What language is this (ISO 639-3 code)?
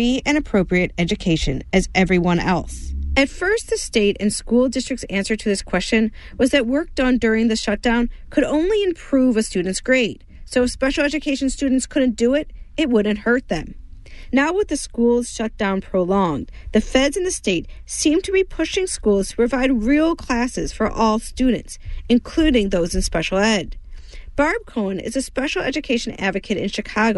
eng